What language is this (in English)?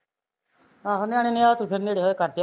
Punjabi